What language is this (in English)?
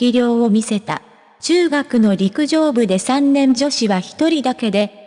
Japanese